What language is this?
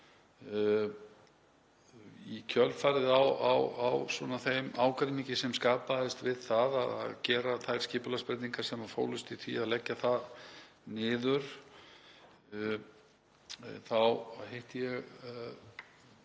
Icelandic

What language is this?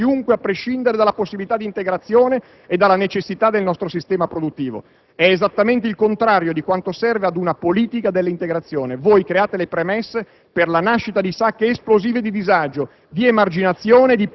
Italian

